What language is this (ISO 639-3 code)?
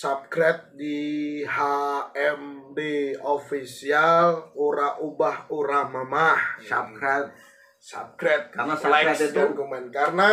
ind